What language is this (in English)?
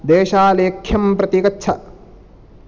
Sanskrit